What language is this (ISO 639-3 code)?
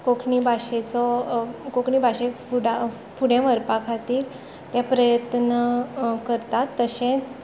kok